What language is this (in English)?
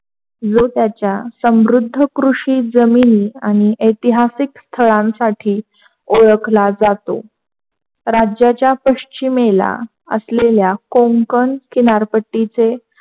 Marathi